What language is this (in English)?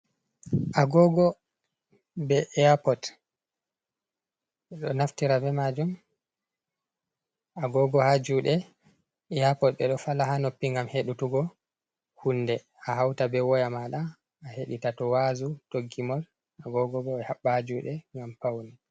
Fula